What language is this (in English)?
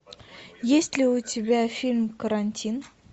Russian